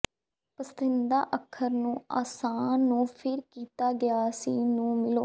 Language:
Punjabi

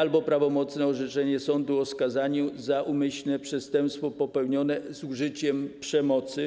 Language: Polish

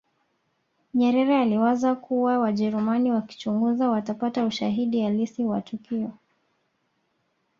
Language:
Swahili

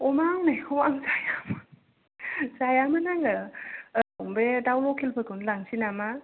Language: Bodo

